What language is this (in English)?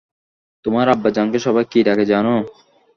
Bangla